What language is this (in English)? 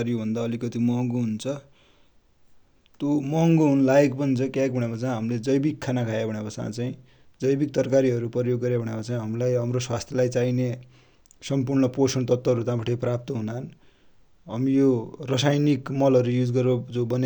Dotyali